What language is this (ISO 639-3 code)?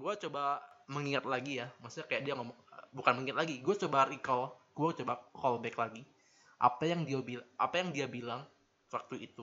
ind